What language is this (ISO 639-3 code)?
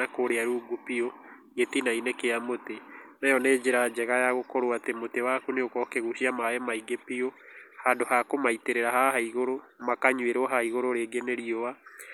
kik